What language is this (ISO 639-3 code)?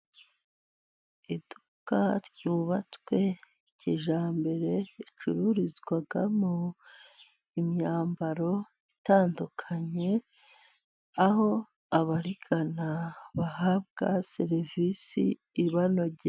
kin